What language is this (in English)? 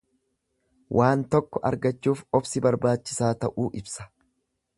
Oromo